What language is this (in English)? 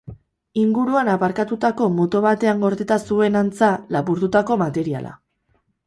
Basque